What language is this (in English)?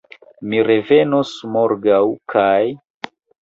Esperanto